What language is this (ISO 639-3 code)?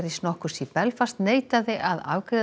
isl